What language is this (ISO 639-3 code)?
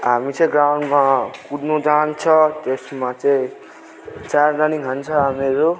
nep